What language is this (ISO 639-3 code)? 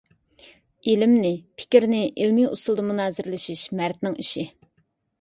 uig